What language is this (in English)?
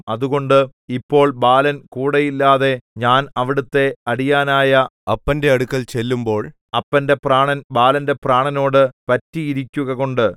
Malayalam